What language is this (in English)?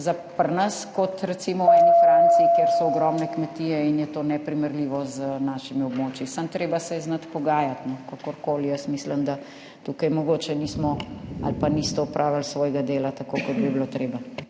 Slovenian